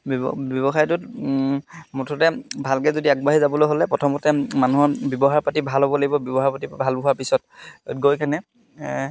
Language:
Assamese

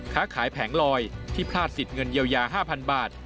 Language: Thai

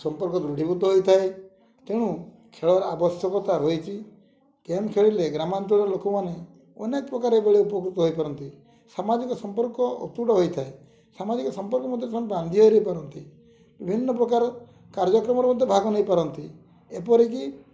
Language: Odia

